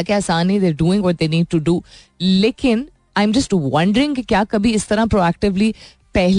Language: Hindi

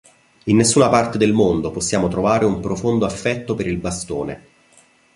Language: Italian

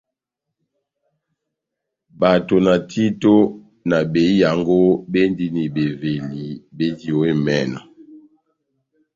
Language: Batanga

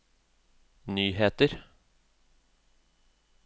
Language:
Norwegian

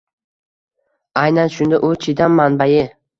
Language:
Uzbek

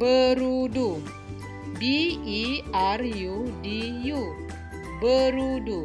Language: Malay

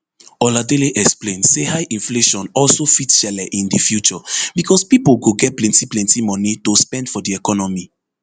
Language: Nigerian Pidgin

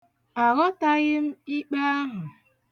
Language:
Igbo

